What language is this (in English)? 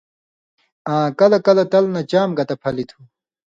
Indus Kohistani